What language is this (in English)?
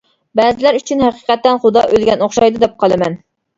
Uyghur